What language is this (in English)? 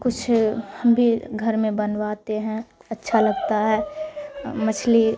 Urdu